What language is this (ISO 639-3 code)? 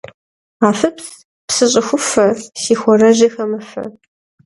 kbd